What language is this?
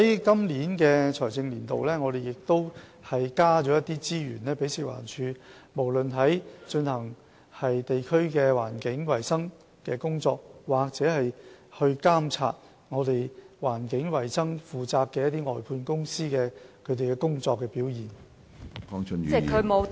Cantonese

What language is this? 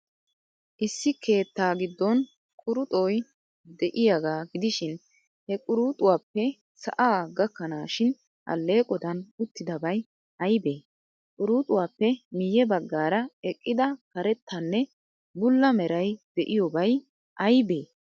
Wolaytta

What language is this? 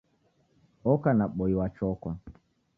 Taita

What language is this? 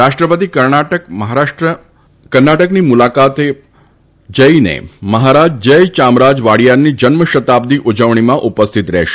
Gujarati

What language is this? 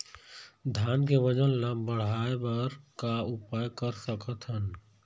Chhattisgarhi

